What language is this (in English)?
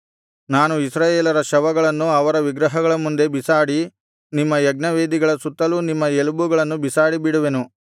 Kannada